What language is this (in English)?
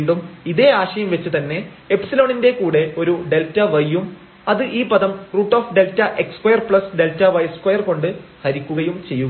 Malayalam